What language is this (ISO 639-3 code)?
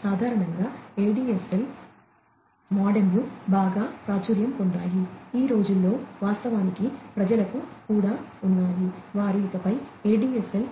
tel